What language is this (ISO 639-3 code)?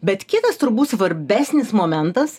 lit